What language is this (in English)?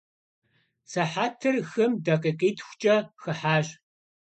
Kabardian